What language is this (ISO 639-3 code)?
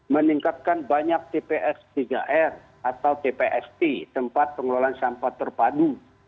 ind